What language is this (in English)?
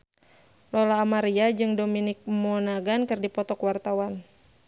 Sundanese